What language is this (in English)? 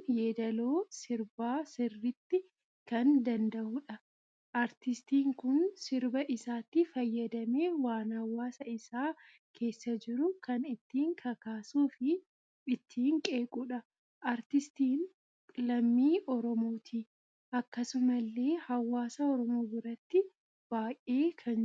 Oromo